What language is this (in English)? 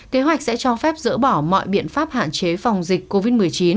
Vietnamese